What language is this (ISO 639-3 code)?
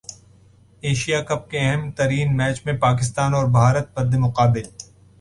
urd